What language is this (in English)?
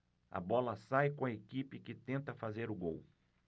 Portuguese